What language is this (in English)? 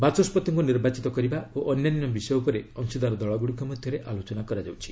Odia